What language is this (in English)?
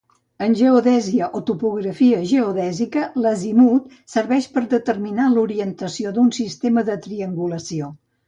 Catalan